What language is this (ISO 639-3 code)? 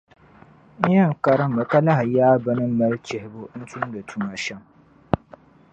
dag